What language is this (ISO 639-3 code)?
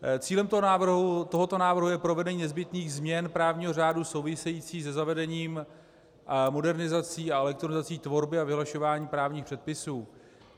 ces